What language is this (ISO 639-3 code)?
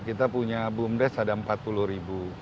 ind